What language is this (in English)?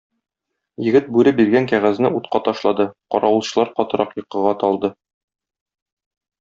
Tatar